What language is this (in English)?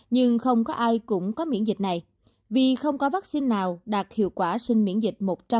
Vietnamese